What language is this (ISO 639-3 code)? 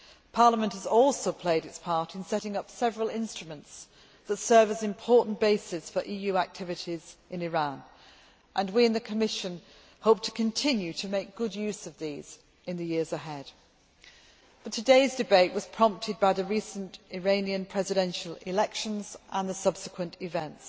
eng